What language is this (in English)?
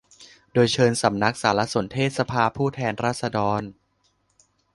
Thai